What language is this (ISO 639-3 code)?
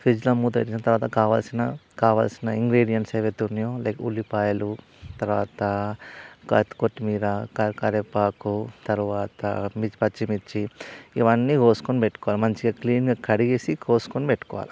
tel